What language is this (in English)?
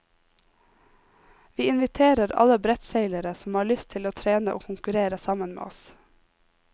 Norwegian